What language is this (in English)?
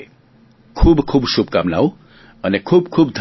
Gujarati